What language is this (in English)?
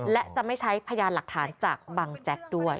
Thai